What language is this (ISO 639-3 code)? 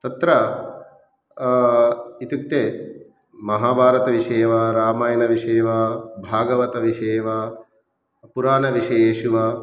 san